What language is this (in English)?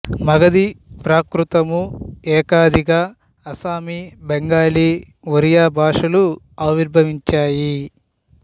Telugu